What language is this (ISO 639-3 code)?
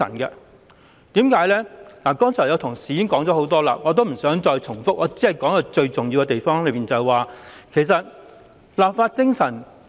yue